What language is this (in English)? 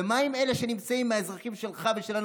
Hebrew